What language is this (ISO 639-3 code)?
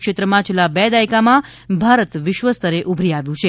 guj